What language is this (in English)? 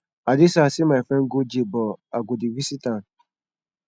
Nigerian Pidgin